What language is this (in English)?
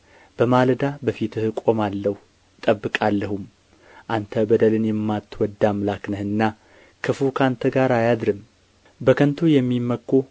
Amharic